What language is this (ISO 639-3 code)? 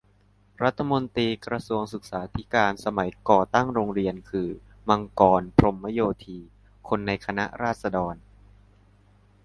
tha